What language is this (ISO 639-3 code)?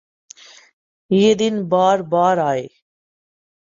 urd